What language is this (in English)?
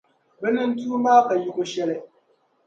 Dagbani